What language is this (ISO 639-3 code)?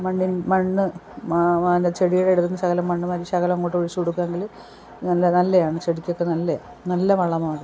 mal